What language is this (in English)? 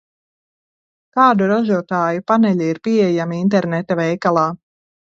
Latvian